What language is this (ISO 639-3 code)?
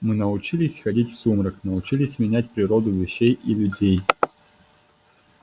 rus